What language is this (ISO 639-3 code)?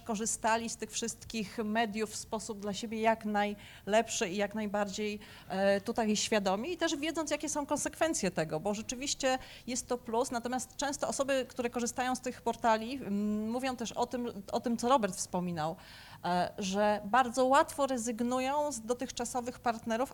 pol